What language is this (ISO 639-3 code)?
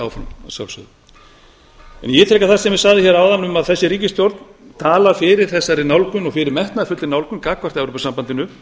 isl